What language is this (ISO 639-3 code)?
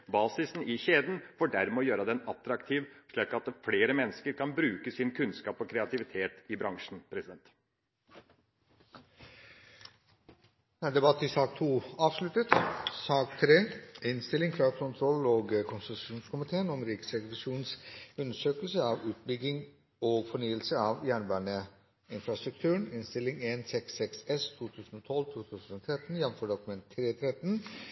nob